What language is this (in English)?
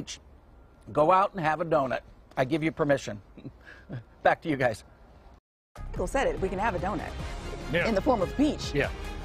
English